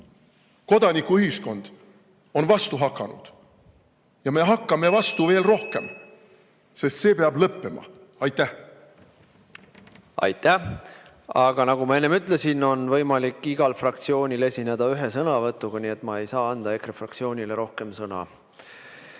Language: Estonian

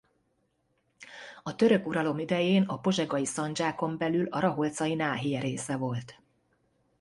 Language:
Hungarian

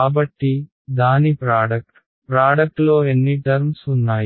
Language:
Telugu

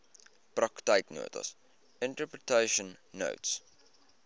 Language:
Afrikaans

